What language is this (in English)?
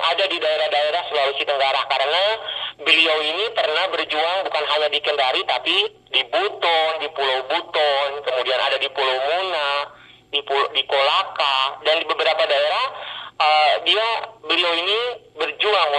Indonesian